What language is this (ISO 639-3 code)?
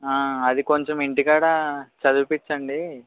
tel